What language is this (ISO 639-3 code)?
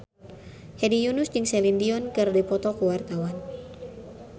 sun